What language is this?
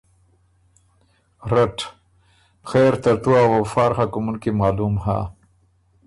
Ormuri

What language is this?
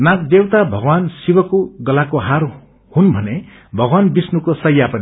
Nepali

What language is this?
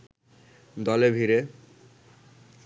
Bangla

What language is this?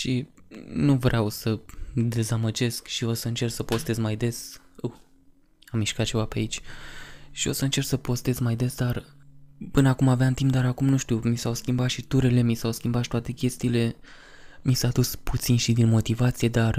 Romanian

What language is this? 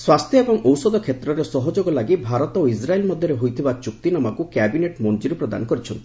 Odia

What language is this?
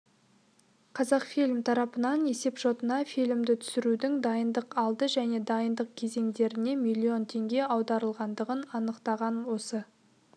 Kazakh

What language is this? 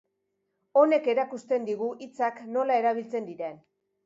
Basque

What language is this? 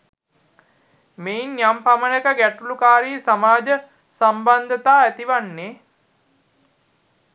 Sinhala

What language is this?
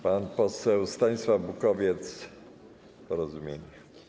Polish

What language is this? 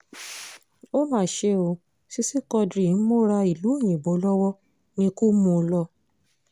Yoruba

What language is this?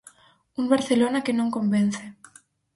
Galician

